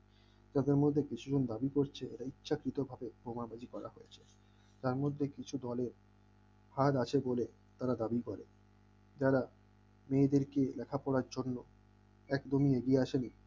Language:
Bangla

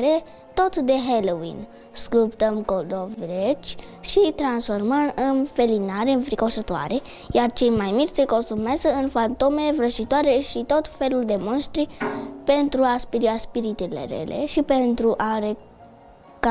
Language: Romanian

